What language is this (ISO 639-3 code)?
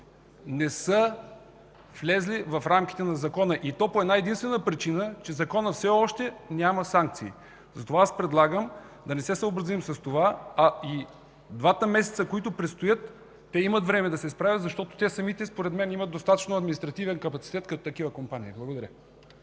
bul